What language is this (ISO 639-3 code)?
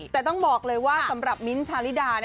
tha